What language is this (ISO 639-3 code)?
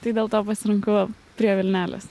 lit